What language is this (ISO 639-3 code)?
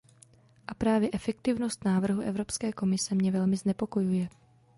ces